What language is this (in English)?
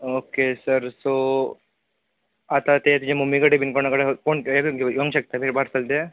Konkani